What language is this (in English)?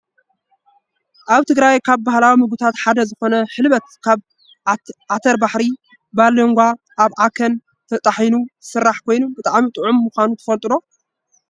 Tigrinya